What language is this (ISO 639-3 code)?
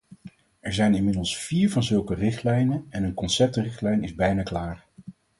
nld